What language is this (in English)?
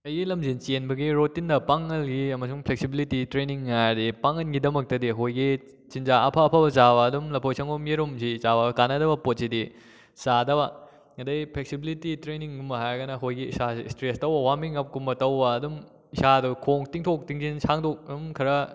Manipuri